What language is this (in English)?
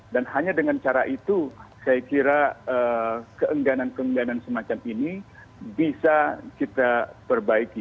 Indonesian